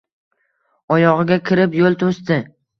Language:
Uzbek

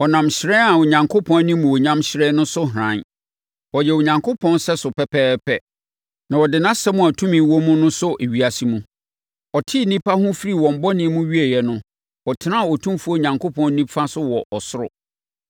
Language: Akan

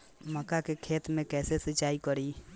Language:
Bhojpuri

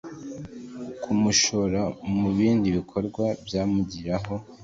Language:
Kinyarwanda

